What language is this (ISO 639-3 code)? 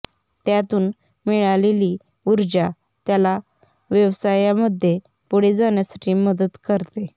mar